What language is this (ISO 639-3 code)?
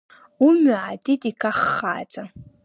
abk